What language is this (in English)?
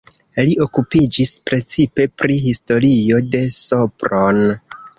Esperanto